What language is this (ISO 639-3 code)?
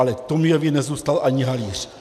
ces